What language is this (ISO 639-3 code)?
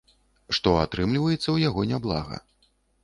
bel